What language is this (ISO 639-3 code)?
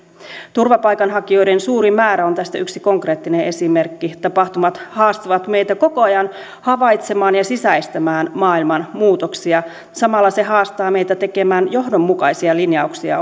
fin